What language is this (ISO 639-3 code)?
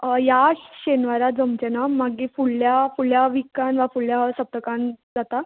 kok